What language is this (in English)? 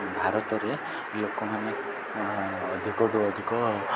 Odia